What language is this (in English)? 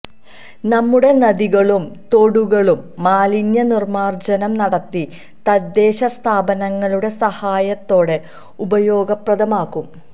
Malayalam